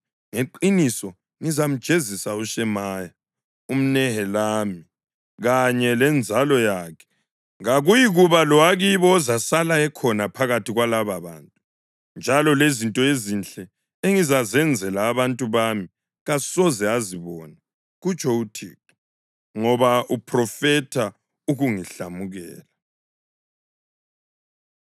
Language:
North Ndebele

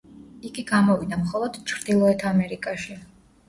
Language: Georgian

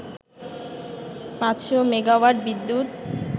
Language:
Bangla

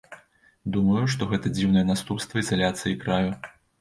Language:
Belarusian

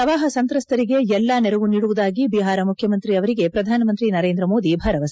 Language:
Kannada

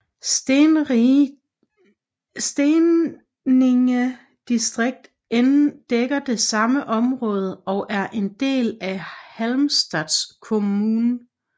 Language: Danish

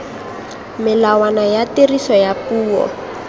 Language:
Tswana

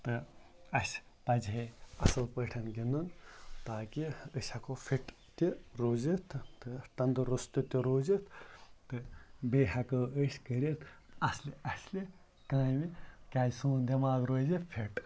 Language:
Kashmiri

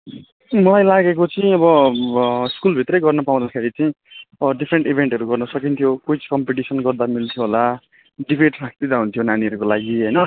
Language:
Nepali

